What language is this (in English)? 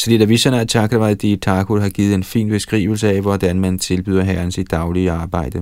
Danish